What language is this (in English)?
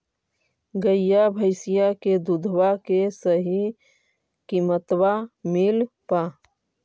Magahi